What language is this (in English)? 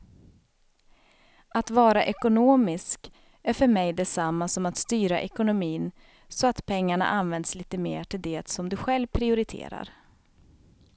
Swedish